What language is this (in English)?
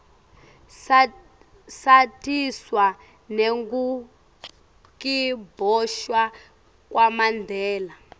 Swati